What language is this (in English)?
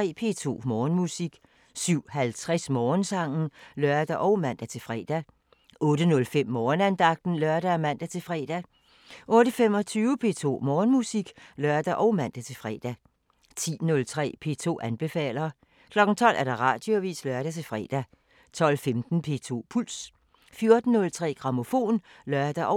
Danish